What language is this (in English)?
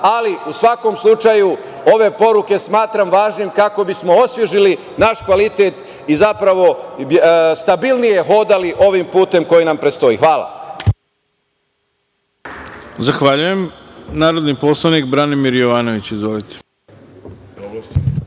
Serbian